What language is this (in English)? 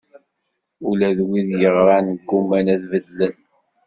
Kabyle